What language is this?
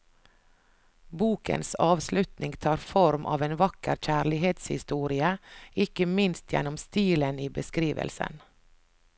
Norwegian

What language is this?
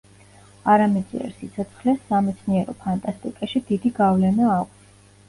Georgian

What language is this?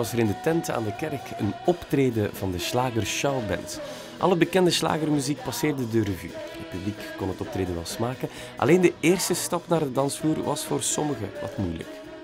Dutch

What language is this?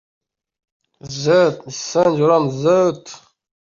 Uzbek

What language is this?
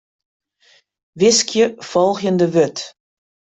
Western Frisian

